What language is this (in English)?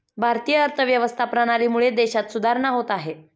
Marathi